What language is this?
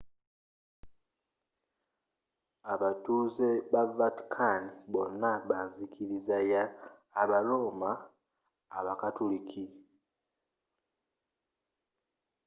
Ganda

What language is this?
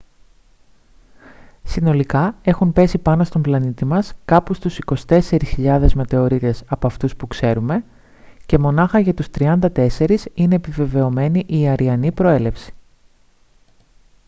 Greek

